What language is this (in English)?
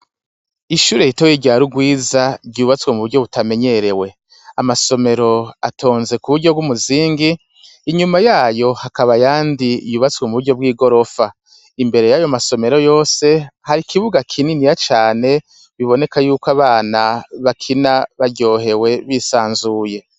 Rundi